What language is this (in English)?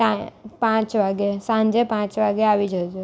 Gujarati